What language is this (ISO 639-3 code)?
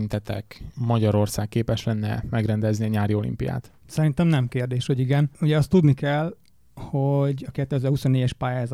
hun